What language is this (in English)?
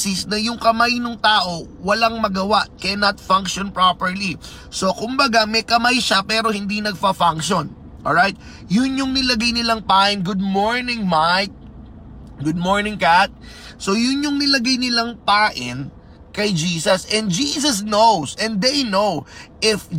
Filipino